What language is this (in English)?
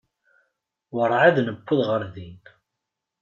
Kabyle